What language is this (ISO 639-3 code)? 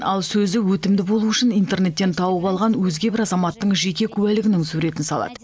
kaz